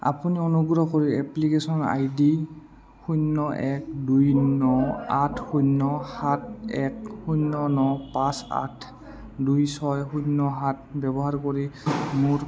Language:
Assamese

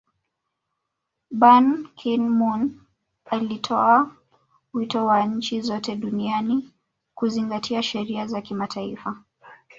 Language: Swahili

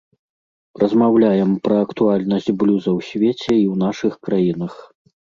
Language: Belarusian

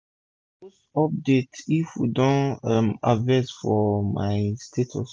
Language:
Nigerian Pidgin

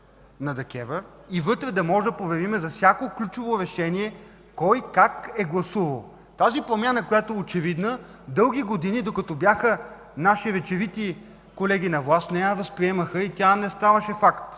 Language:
Bulgarian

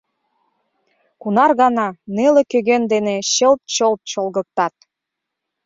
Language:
Mari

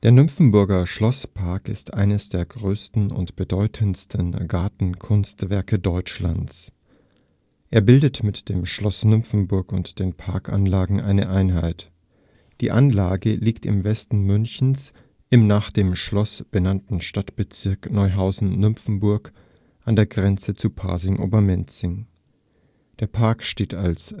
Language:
German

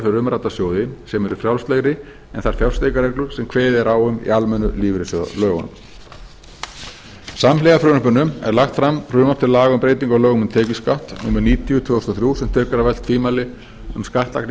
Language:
Icelandic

